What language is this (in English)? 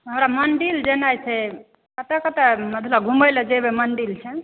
Maithili